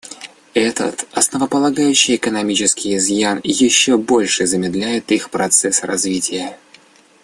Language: Russian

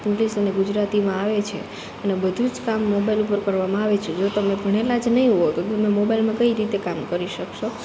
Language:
Gujarati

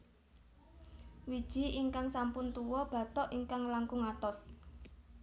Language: Javanese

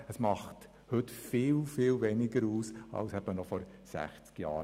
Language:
Swiss German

